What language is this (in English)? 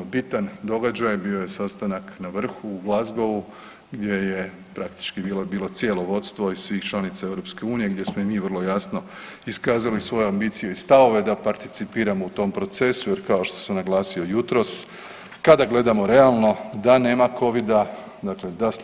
Croatian